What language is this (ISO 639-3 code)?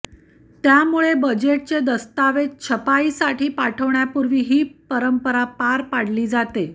mar